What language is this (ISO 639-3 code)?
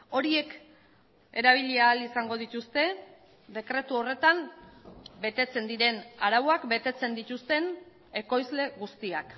eus